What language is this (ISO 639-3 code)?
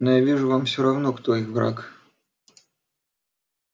rus